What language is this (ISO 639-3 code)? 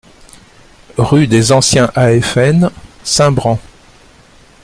fra